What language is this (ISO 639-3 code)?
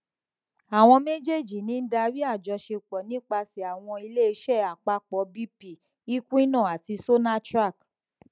yor